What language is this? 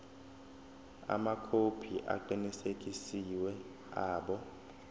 Zulu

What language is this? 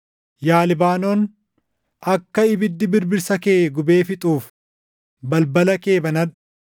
Oromo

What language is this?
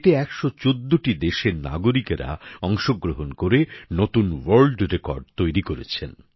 Bangla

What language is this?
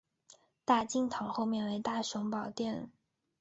Chinese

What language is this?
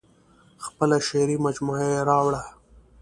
Pashto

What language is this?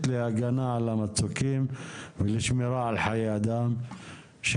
Hebrew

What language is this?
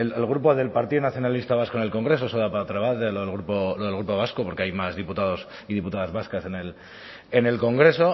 Spanish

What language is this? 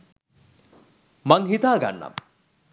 Sinhala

